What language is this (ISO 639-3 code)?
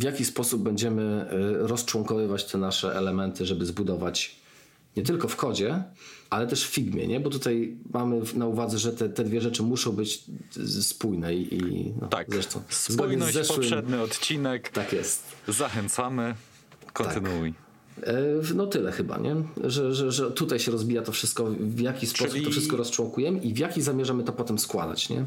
pol